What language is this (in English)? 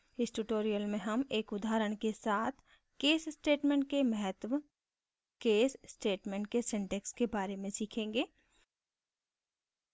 Hindi